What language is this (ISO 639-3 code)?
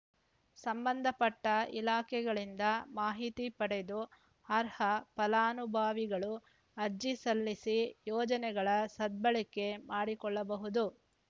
kan